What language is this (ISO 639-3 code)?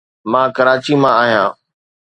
snd